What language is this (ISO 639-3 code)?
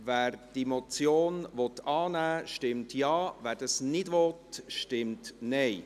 gsw